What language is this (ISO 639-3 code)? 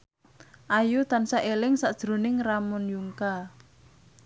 jav